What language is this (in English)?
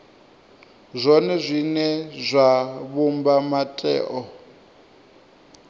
Venda